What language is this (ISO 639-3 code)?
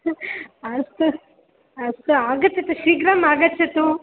san